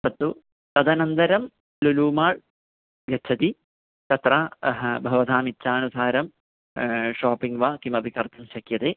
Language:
Sanskrit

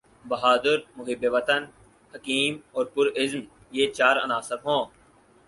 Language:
Urdu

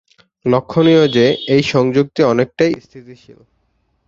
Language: Bangla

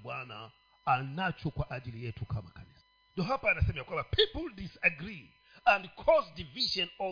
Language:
Swahili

